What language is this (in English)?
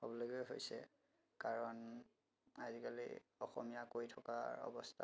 Assamese